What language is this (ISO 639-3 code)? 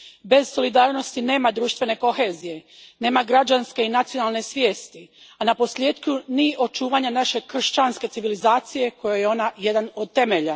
hrv